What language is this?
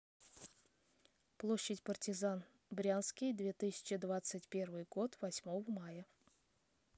Russian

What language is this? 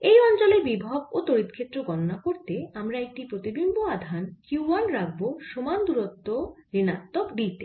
Bangla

